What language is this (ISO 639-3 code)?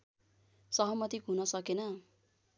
nep